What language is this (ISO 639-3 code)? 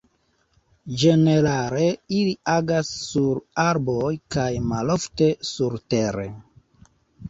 epo